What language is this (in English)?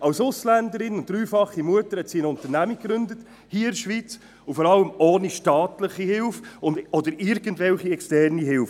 Swiss German